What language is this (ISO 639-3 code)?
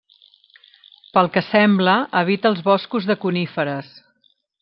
cat